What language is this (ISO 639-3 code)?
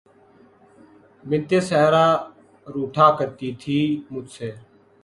urd